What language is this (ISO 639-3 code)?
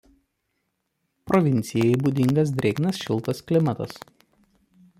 lit